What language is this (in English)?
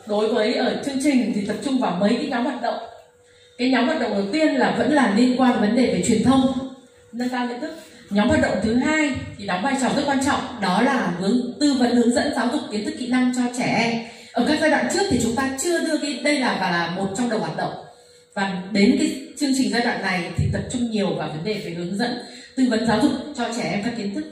Vietnamese